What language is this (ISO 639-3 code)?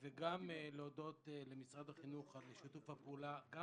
heb